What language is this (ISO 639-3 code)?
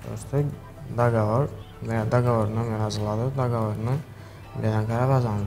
tur